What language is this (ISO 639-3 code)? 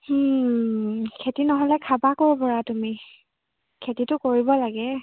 asm